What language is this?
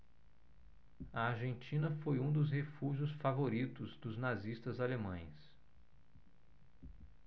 Portuguese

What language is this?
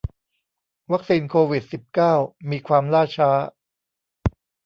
Thai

